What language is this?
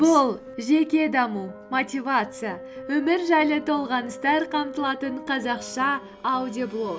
Kazakh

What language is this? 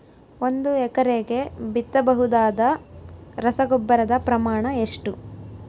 Kannada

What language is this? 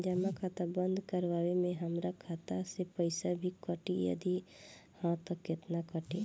Bhojpuri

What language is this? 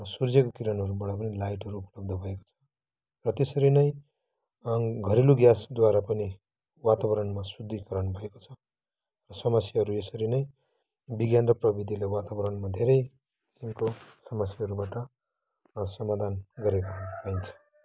Nepali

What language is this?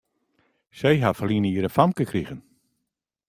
Western Frisian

